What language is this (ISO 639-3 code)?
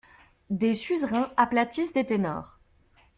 fra